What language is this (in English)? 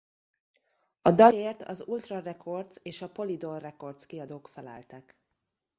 Hungarian